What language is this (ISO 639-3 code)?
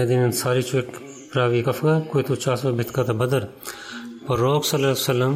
bul